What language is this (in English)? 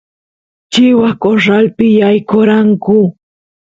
Santiago del Estero Quichua